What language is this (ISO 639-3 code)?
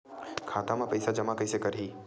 hne